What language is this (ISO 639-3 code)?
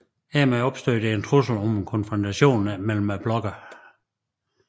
dan